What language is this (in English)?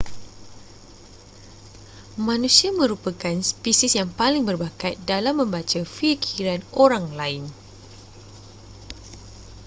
Malay